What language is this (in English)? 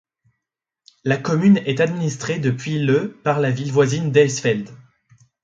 French